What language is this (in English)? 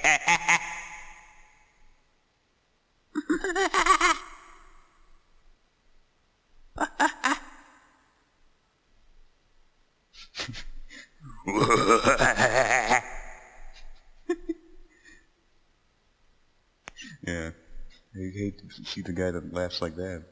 English